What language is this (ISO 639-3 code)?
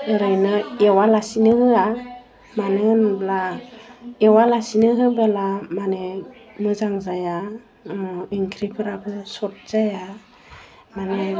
brx